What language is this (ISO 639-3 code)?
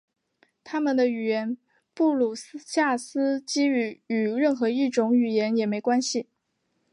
zho